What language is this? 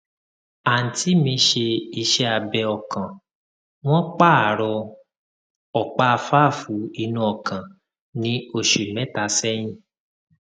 Yoruba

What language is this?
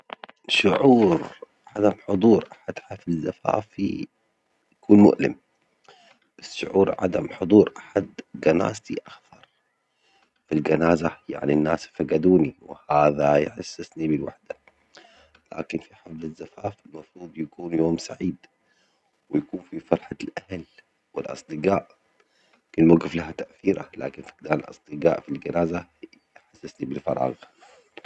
Omani Arabic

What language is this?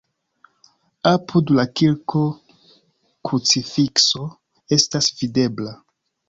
Esperanto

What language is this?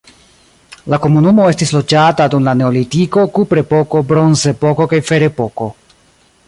Esperanto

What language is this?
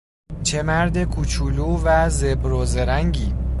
Persian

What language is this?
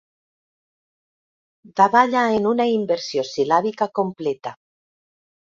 Catalan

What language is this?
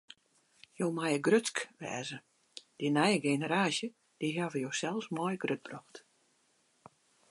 Western Frisian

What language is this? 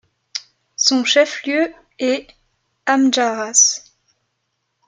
French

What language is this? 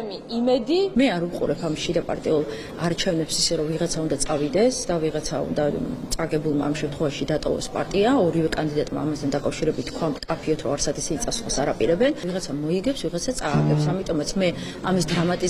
Arabic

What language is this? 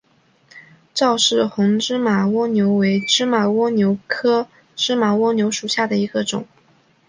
Chinese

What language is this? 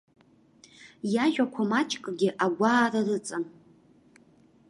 Abkhazian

